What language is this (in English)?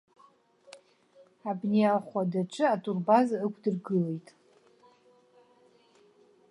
Abkhazian